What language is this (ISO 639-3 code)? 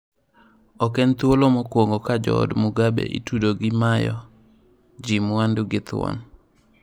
luo